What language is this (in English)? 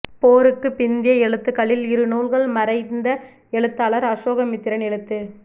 Tamil